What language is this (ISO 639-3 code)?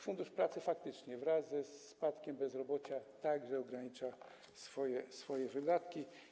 pol